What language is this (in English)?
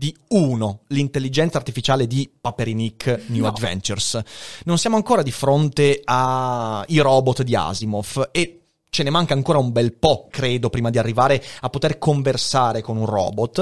Italian